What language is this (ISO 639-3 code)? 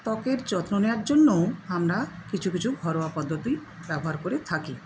ben